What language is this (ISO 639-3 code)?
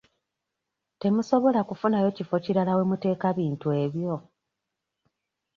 lug